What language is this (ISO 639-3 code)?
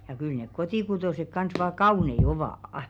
fin